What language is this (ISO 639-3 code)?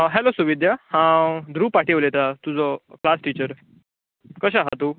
kok